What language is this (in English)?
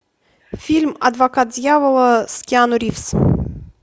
Russian